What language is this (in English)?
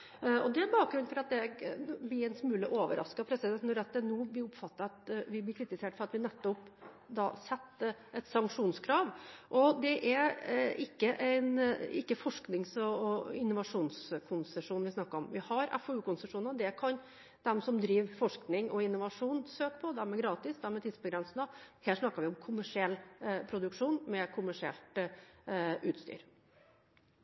Norwegian Bokmål